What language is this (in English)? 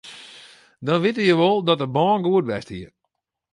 Western Frisian